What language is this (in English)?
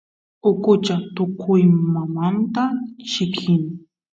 Santiago del Estero Quichua